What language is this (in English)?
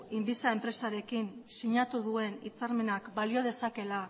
Basque